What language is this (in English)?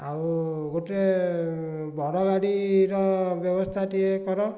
Odia